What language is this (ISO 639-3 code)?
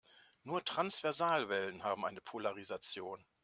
deu